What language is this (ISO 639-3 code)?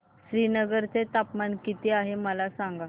mar